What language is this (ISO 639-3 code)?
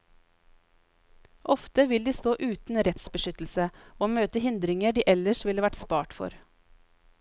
nor